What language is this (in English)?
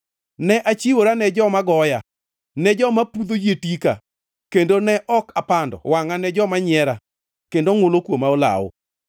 Luo (Kenya and Tanzania)